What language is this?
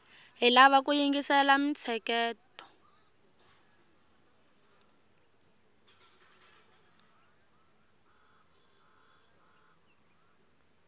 Tsonga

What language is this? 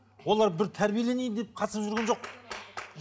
Kazakh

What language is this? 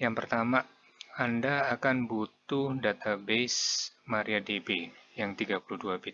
Indonesian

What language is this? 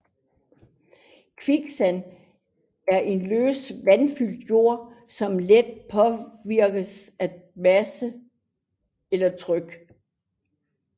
Danish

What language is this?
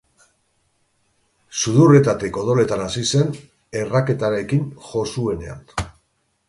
Basque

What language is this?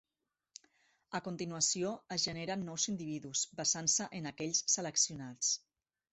Catalan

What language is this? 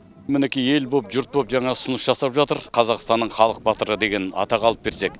Kazakh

